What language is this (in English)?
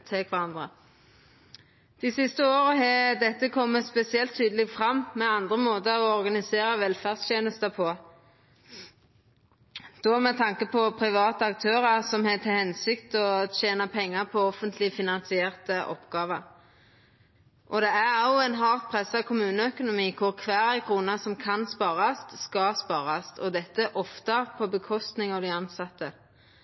Norwegian Nynorsk